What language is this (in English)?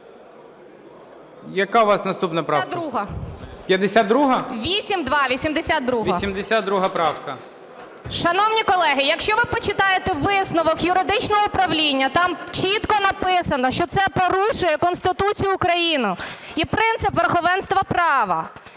Ukrainian